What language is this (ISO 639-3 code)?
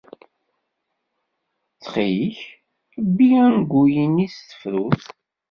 kab